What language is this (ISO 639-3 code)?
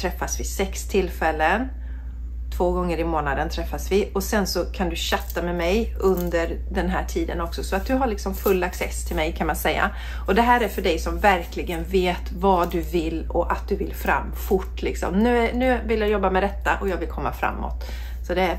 swe